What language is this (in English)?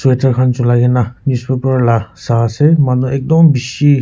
Naga Pidgin